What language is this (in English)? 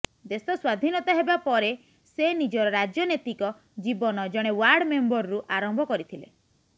Odia